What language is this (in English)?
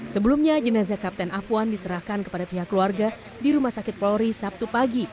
Indonesian